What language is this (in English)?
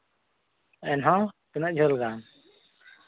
Santali